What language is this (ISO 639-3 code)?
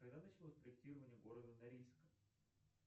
rus